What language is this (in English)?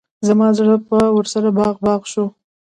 Pashto